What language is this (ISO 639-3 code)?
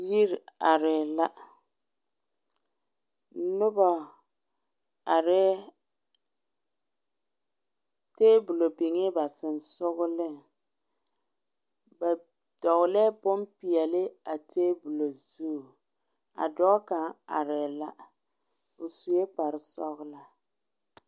dga